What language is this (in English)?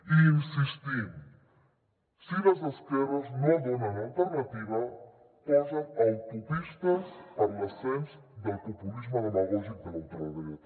Catalan